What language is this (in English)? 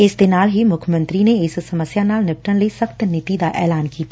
Punjabi